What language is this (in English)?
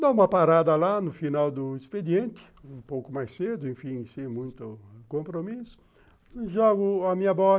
Portuguese